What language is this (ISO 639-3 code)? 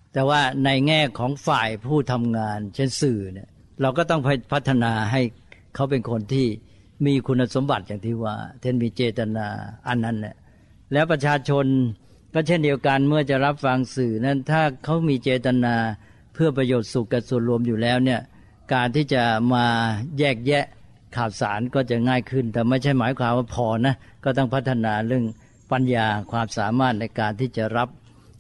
tha